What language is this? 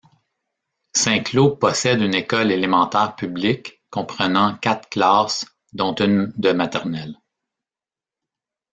French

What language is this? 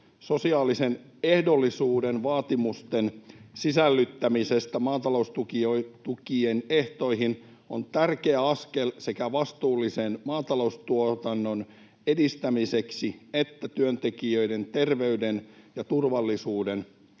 Finnish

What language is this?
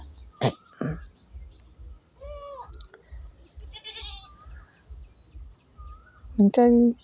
Santali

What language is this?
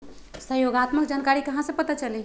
Magahi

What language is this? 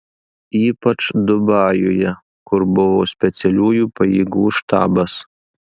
Lithuanian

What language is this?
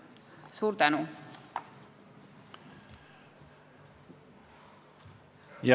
Estonian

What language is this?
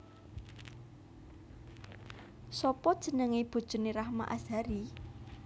Javanese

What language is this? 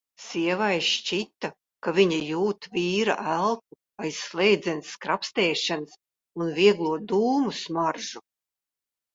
Latvian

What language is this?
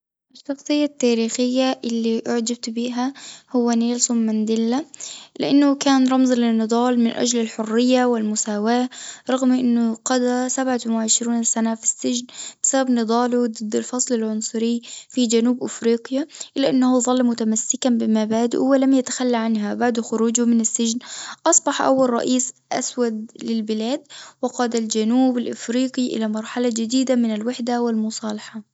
Tunisian Arabic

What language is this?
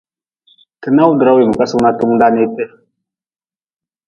Nawdm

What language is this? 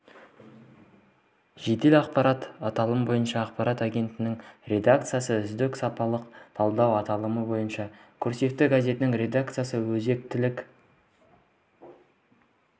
Kazakh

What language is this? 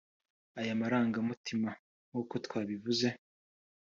Kinyarwanda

